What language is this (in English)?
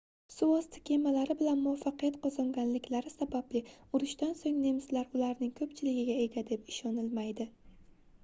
Uzbek